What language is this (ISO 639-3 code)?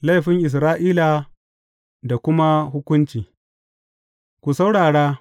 hau